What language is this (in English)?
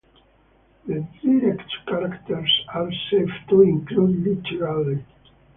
English